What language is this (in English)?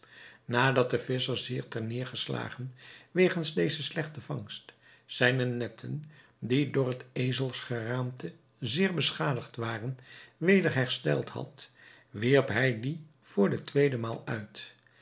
Dutch